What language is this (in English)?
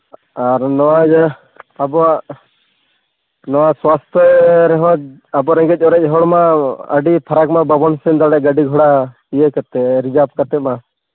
Santali